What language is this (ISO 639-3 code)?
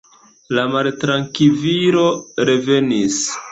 epo